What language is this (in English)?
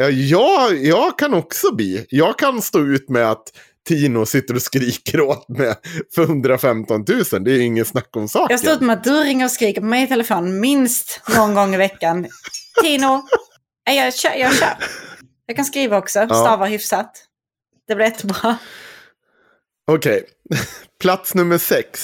Swedish